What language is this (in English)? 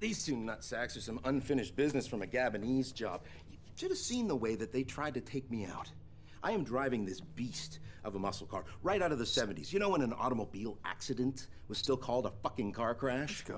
English